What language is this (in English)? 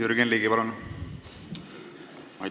Estonian